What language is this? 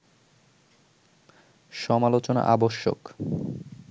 Bangla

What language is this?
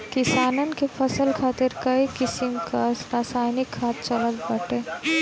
Bhojpuri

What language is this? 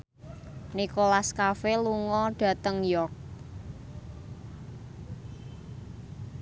Javanese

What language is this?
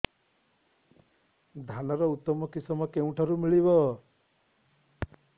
Odia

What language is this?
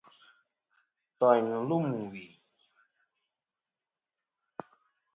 Kom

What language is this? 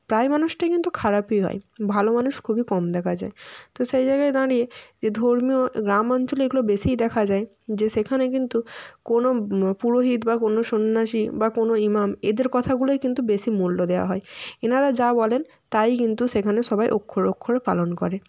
Bangla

